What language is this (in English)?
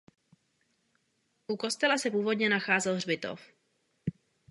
Czech